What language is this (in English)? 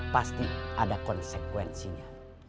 Indonesian